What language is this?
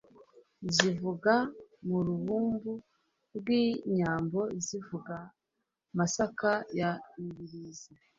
Kinyarwanda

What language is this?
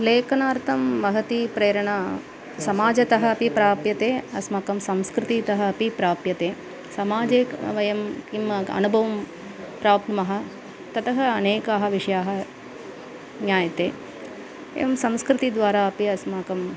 Sanskrit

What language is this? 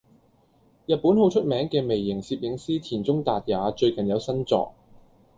Cantonese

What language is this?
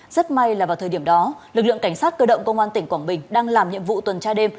Vietnamese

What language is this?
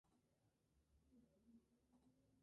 Spanish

